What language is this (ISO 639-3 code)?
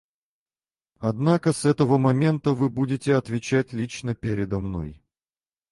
rus